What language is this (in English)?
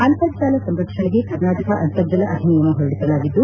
Kannada